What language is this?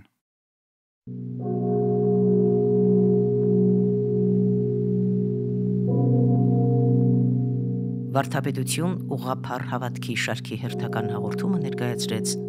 Turkish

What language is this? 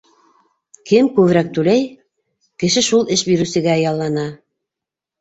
Bashkir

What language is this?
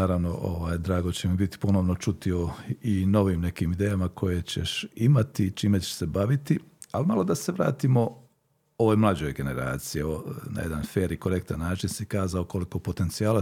Croatian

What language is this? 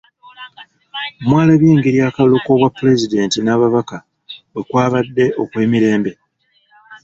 Ganda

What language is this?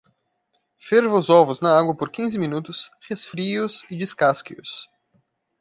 Portuguese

